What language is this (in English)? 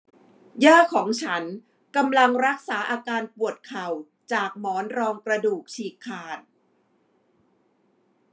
Thai